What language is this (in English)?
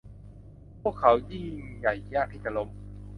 Thai